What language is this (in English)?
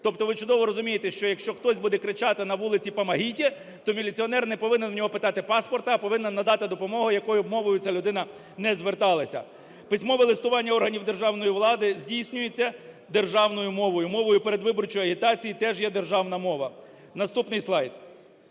Ukrainian